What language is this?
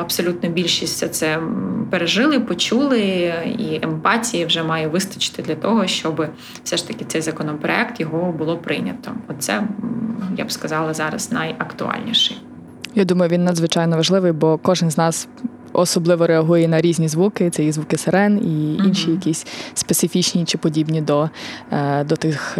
Ukrainian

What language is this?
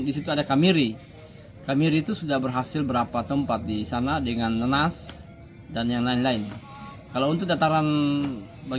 Indonesian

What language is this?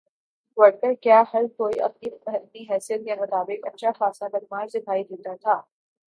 Urdu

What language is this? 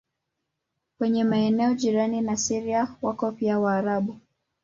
Swahili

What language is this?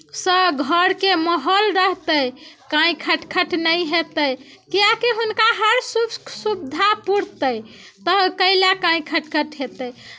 Maithili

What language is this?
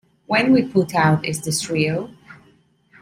English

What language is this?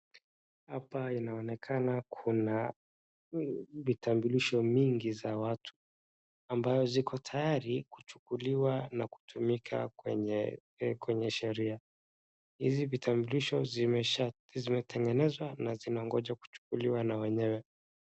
Swahili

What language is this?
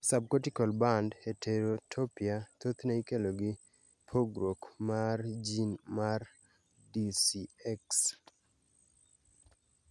Luo (Kenya and Tanzania)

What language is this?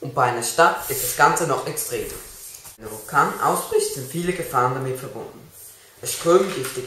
German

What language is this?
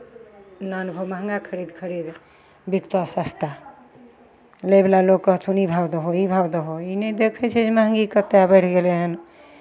Maithili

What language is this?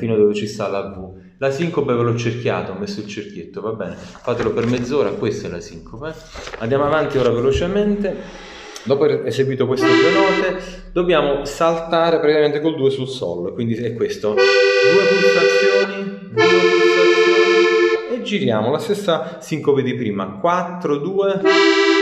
Italian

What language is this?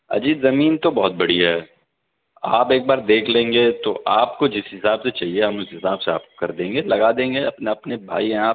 Urdu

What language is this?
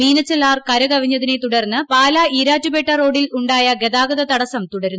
Malayalam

